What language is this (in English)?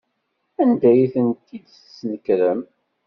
Kabyle